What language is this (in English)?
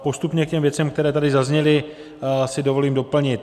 Czech